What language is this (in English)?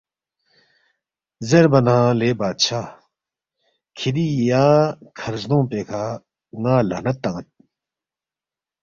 Balti